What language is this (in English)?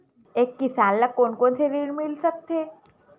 Chhattisgarhi